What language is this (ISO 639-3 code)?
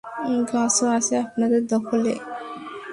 ben